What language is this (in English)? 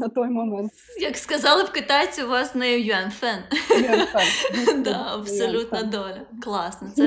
Ukrainian